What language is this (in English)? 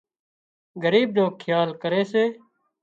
Wadiyara Koli